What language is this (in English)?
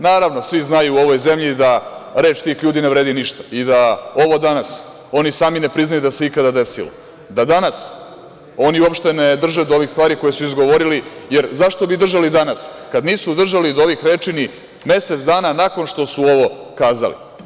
Serbian